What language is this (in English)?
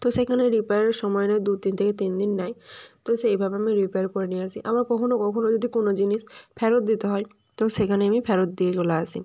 Bangla